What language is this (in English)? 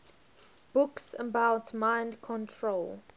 English